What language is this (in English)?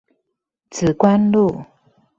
Chinese